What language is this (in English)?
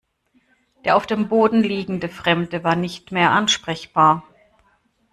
German